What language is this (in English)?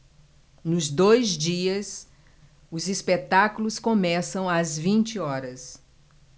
Portuguese